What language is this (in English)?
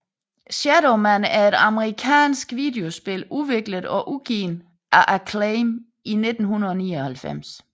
Danish